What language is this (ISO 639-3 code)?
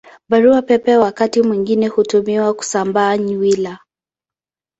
swa